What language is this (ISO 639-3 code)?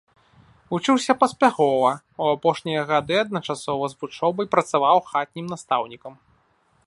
bel